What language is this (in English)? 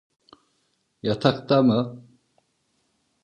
Turkish